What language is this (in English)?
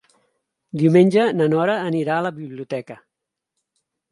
Catalan